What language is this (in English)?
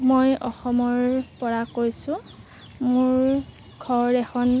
Assamese